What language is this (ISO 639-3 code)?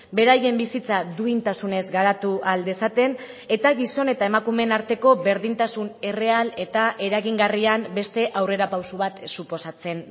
eus